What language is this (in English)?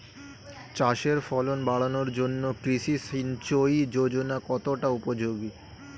Bangla